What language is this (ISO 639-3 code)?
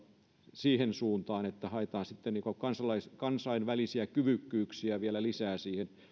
fin